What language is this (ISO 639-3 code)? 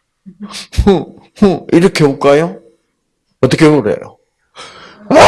kor